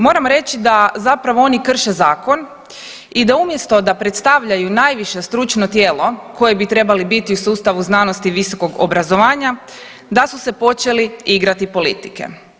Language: Croatian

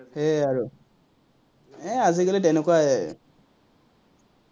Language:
Assamese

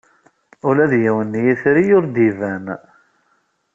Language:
Kabyle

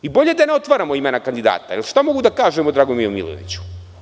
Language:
Serbian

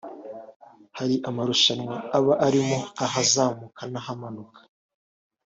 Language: Kinyarwanda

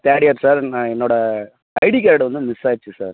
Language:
Tamil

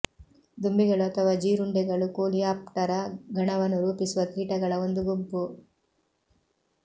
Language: Kannada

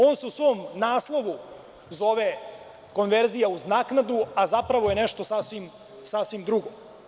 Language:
Serbian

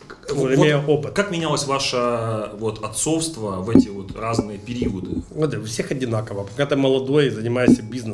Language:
Russian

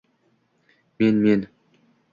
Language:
Uzbek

